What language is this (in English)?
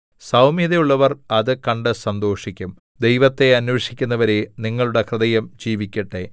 Malayalam